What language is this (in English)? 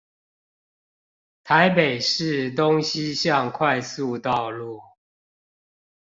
Chinese